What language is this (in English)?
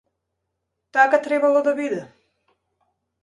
Macedonian